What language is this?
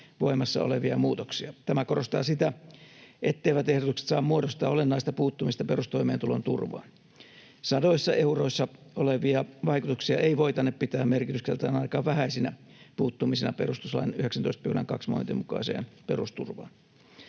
Finnish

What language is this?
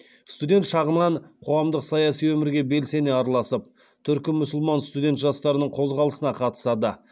Kazakh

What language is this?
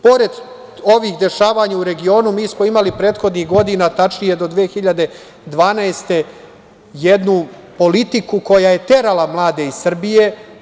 Serbian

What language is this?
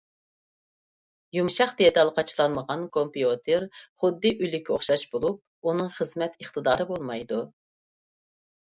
Uyghur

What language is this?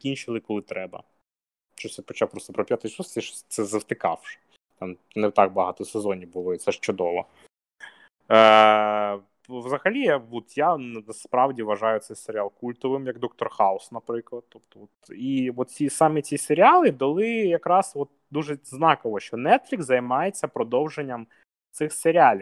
Ukrainian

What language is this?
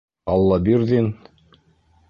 Bashkir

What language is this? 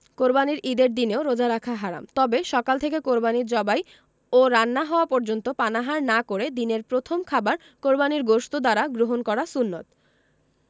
Bangla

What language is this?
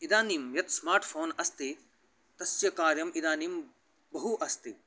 Sanskrit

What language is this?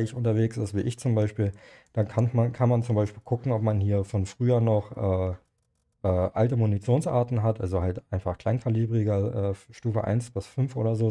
German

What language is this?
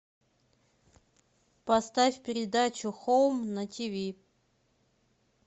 Russian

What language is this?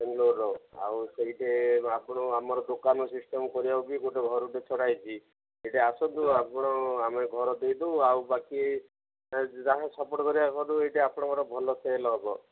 Odia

